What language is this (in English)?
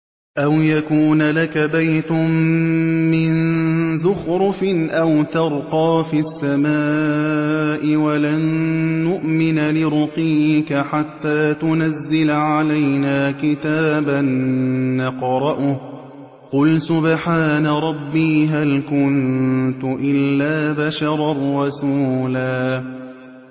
Arabic